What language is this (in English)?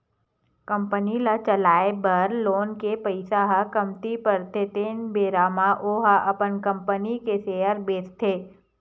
Chhattisgarhi